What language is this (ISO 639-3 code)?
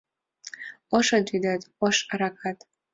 chm